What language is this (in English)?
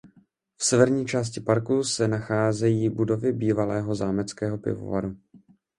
Czech